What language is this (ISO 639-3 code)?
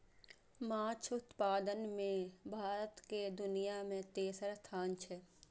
mai